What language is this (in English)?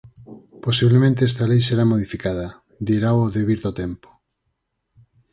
Galician